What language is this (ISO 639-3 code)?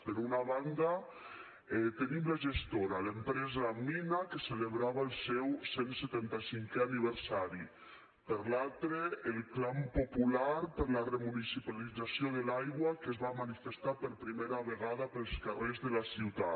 cat